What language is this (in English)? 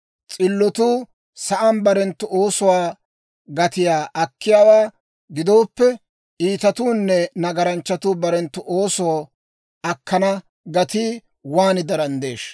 Dawro